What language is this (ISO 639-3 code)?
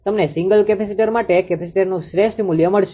guj